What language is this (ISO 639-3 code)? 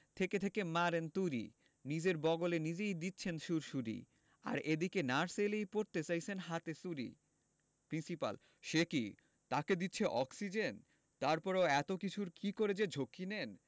ben